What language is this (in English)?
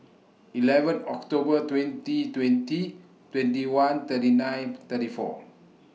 English